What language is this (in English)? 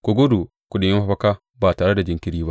Hausa